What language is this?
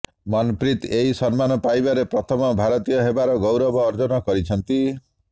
Odia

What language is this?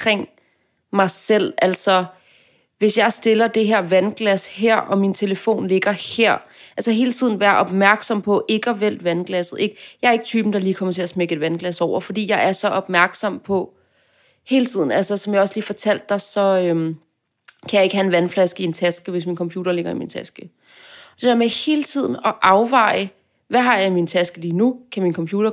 Danish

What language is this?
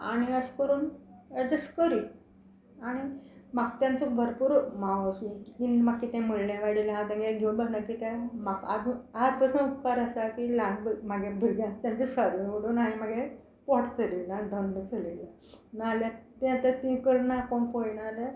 Konkani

